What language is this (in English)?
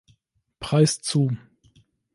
German